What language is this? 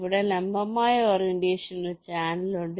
Malayalam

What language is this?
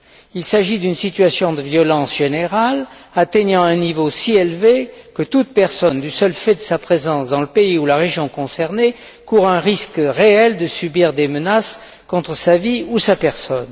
French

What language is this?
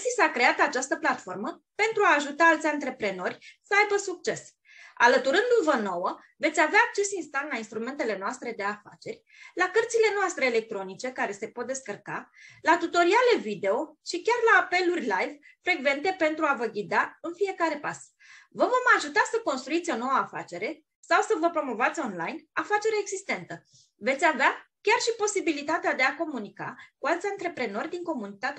Romanian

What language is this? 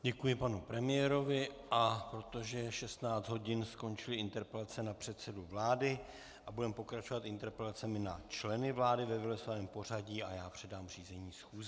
Czech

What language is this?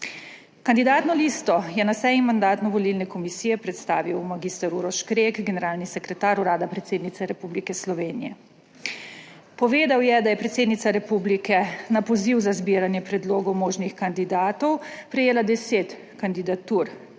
Slovenian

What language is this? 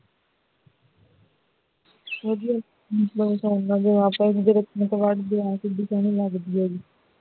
Punjabi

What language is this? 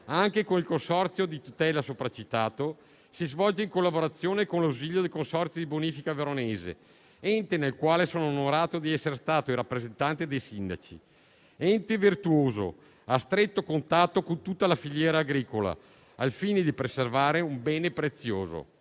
Italian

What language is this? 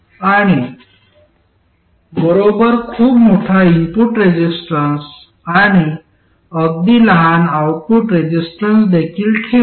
Marathi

